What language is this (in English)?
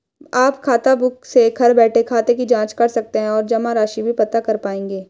Hindi